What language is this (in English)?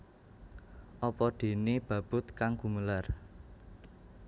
Javanese